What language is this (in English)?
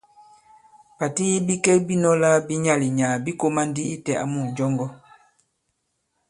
Bankon